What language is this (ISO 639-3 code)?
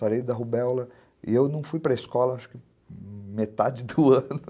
por